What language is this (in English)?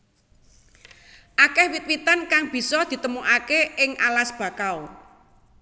Javanese